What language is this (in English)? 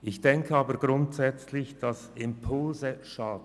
Swiss German